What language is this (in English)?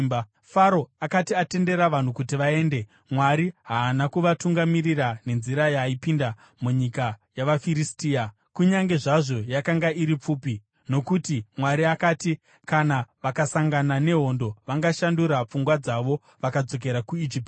Shona